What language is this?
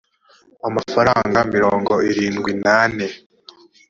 Kinyarwanda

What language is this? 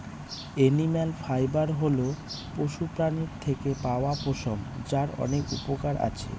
Bangla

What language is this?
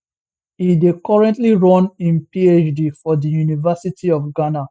Nigerian Pidgin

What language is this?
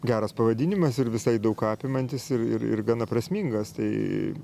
Lithuanian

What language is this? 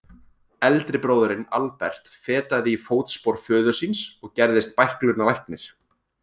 Icelandic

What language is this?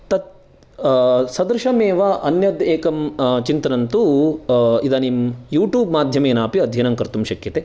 Sanskrit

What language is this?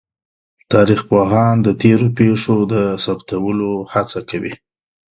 Pashto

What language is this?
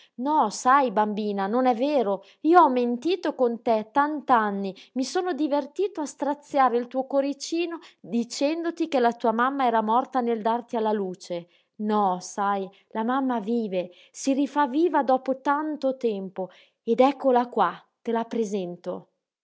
Italian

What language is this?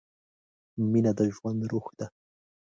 Pashto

